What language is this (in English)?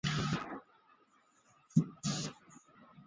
Chinese